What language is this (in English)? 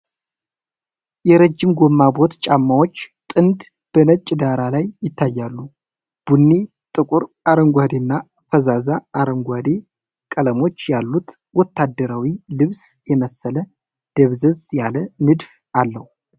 Amharic